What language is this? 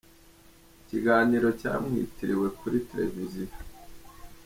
Kinyarwanda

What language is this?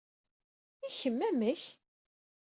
Kabyle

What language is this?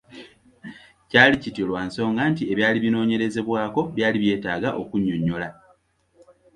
Ganda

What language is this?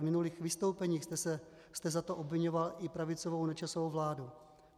Czech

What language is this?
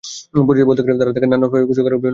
Bangla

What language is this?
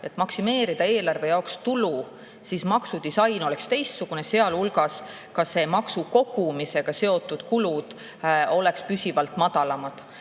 Estonian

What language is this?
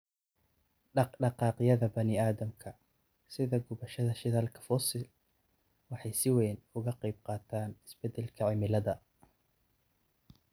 Somali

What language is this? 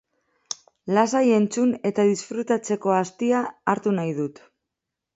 Basque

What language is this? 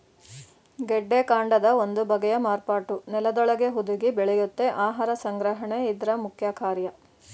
Kannada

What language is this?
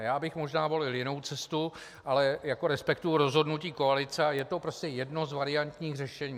Czech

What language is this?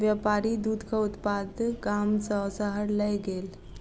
Maithili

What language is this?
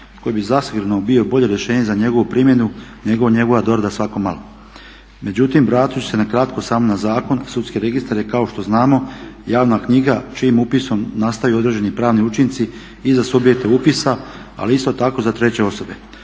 Croatian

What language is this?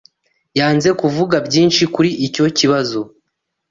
Kinyarwanda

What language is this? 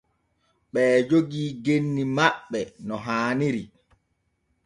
Borgu Fulfulde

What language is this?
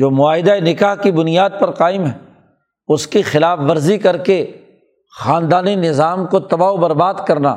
Urdu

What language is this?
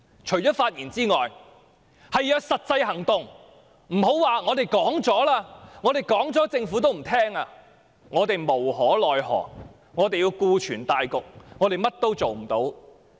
Cantonese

